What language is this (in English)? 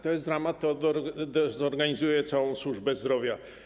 Polish